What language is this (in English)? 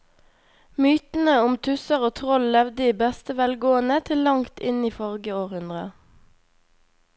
Norwegian